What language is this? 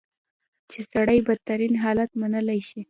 Pashto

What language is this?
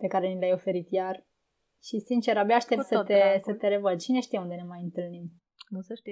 Romanian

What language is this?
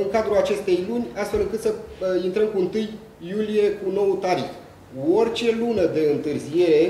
Romanian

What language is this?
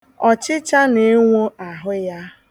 Igbo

